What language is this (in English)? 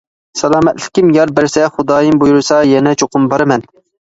Uyghur